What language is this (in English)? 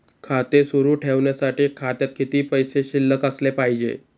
Marathi